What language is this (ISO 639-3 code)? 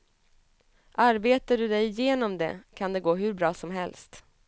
swe